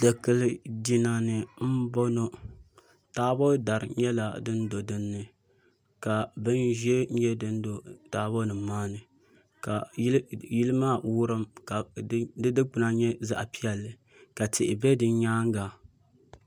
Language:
Dagbani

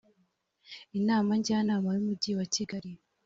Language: Kinyarwanda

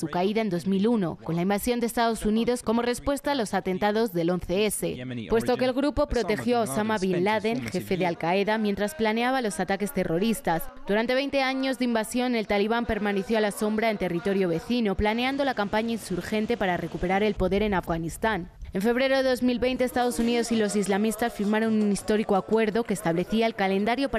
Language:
Spanish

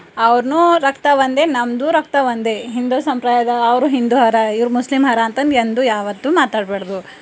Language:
Kannada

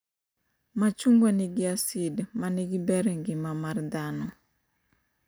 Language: Luo (Kenya and Tanzania)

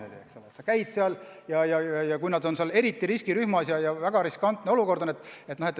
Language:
Estonian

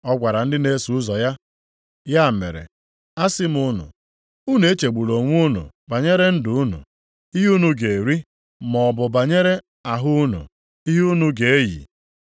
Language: Igbo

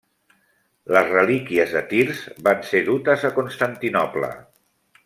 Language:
Catalan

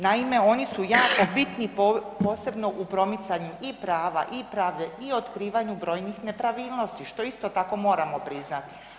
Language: Croatian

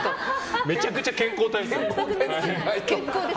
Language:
Japanese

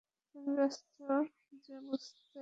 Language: Bangla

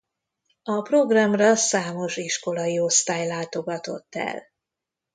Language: Hungarian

